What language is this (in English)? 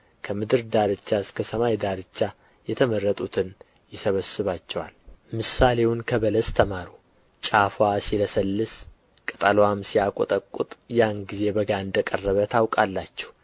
Amharic